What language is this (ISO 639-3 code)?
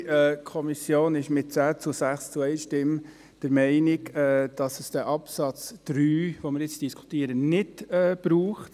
gsw